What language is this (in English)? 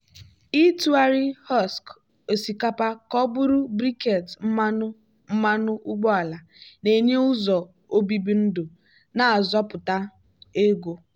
Igbo